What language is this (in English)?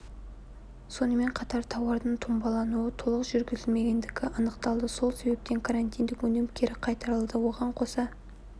Kazakh